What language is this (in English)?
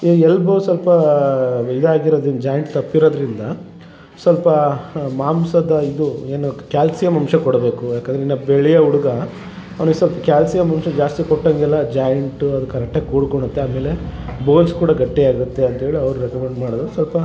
Kannada